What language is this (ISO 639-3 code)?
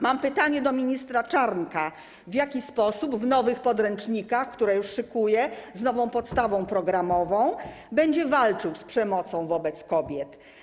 pol